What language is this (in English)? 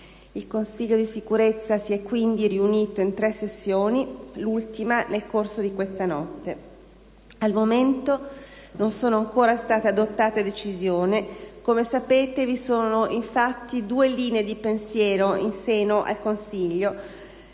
Italian